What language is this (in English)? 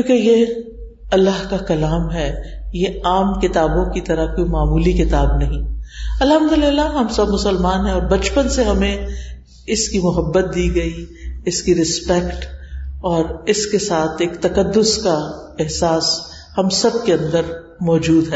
Urdu